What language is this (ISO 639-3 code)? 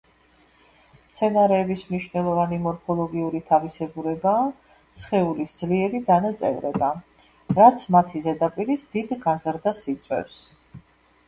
kat